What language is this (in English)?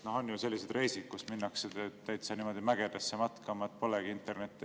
Estonian